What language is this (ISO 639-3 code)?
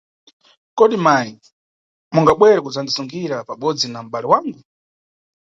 nyu